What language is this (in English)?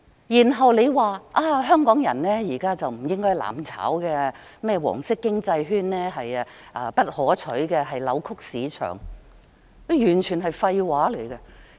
Cantonese